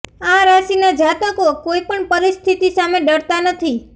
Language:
Gujarati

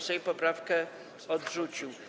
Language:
Polish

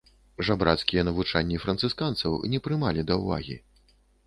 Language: Belarusian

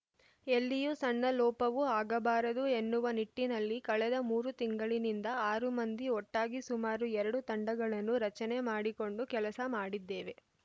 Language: Kannada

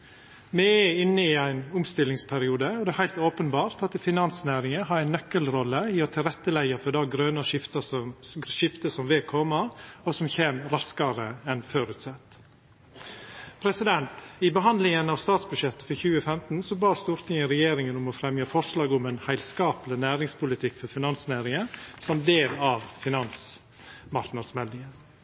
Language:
Norwegian Nynorsk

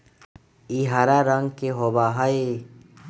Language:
Magahi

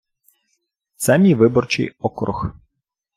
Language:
Ukrainian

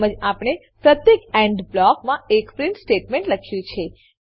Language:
Gujarati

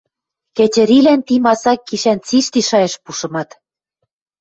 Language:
Western Mari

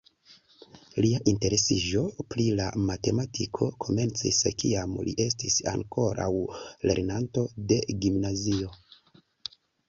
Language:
Esperanto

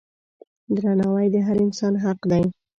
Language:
Pashto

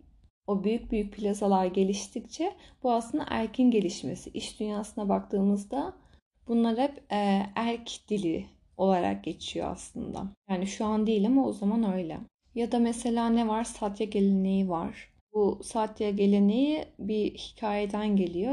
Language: Turkish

